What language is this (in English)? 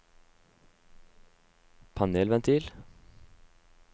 Norwegian